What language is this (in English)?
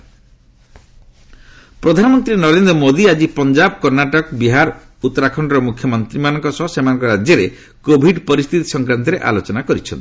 Odia